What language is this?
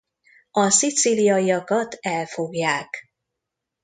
Hungarian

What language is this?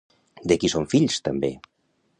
Catalan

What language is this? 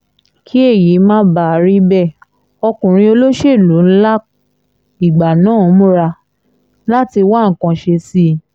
Yoruba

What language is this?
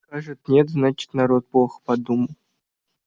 Russian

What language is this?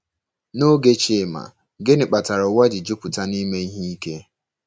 Igbo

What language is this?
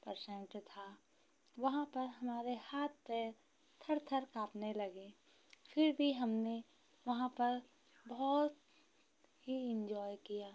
Hindi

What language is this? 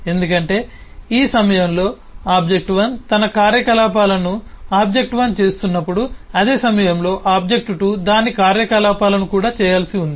Telugu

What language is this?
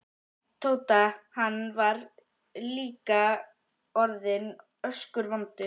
Icelandic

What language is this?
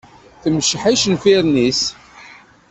Kabyle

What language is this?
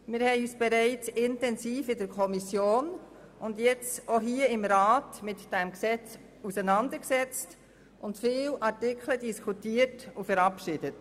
Swiss German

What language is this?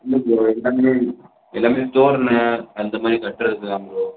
Tamil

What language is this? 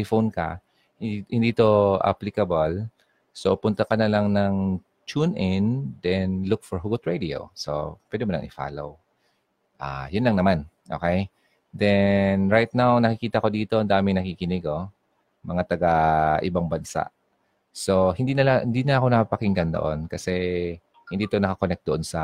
Filipino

